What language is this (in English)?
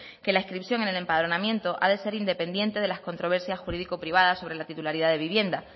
Spanish